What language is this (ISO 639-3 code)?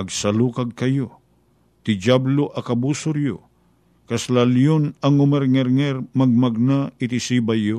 fil